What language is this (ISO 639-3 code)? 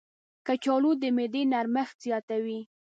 pus